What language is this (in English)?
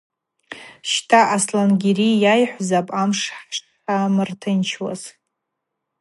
Abaza